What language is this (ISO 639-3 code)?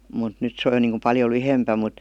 fin